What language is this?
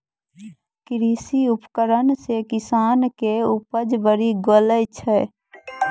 Maithili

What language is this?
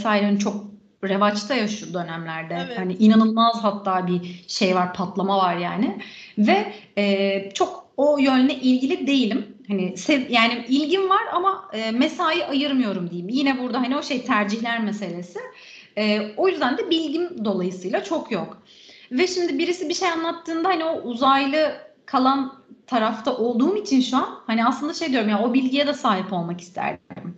Turkish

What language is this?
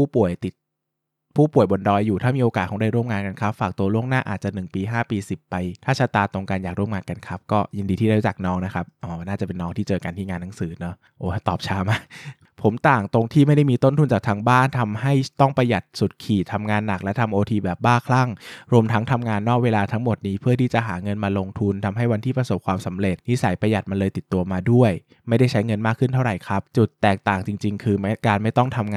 Thai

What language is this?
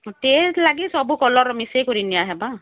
Odia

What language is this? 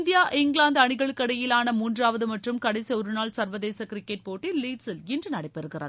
Tamil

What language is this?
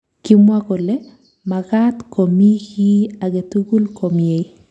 Kalenjin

